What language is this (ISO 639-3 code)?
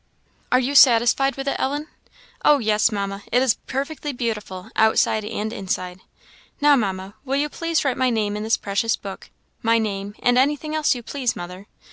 eng